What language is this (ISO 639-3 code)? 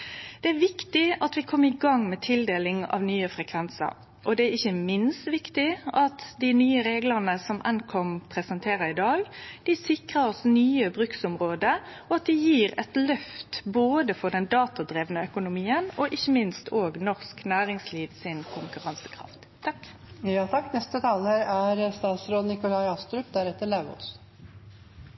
nno